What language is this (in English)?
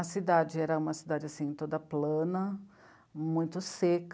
Portuguese